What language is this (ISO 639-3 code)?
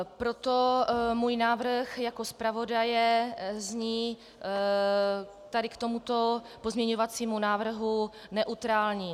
ces